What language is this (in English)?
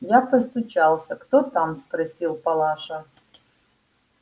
Russian